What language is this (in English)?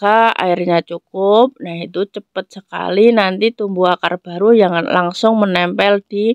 Indonesian